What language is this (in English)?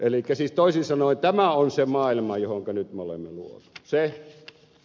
Finnish